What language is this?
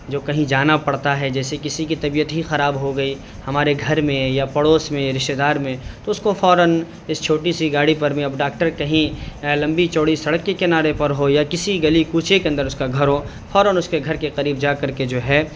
Urdu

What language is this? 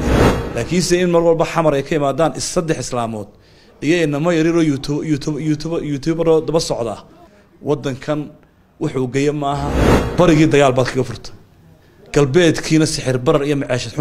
Arabic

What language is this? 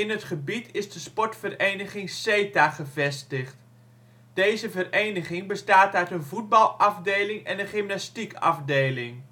Dutch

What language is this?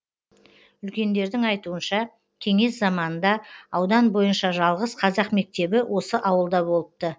Kazakh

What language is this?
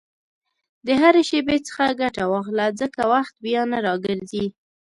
Pashto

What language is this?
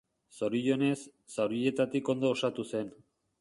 Basque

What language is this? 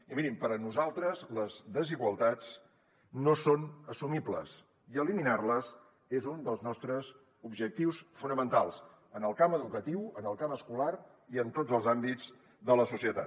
Catalan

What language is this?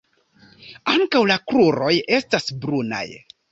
Esperanto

